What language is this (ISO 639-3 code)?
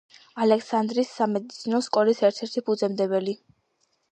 kat